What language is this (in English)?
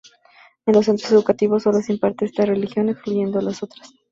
Spanish